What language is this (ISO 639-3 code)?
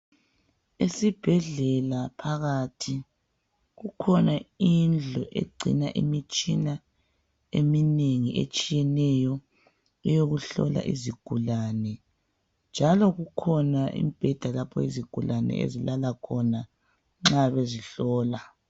nde